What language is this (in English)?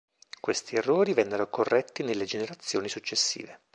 Italian